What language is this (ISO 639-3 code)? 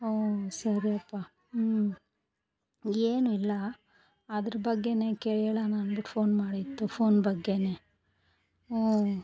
kan